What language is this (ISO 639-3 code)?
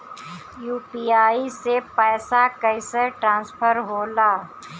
bho